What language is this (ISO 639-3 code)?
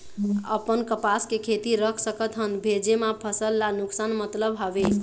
hne